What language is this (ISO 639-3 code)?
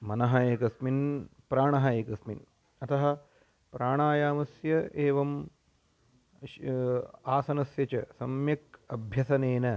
san